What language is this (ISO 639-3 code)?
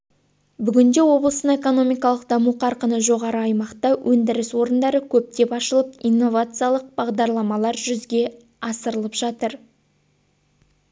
kaz